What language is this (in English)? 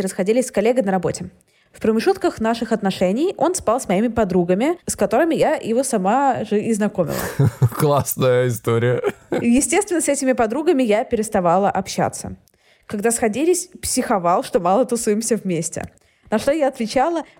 Russian